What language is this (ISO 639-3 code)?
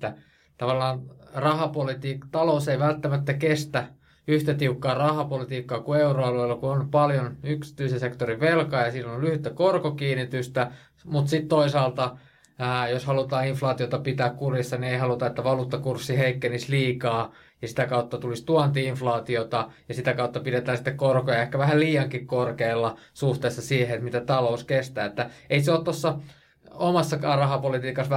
fin